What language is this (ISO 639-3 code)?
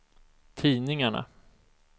swe